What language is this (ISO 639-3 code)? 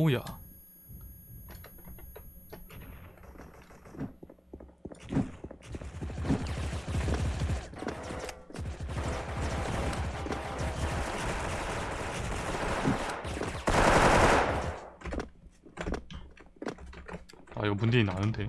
kor